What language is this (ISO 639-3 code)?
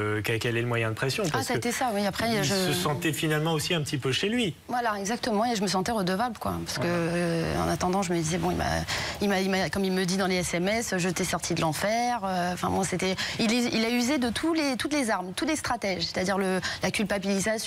fra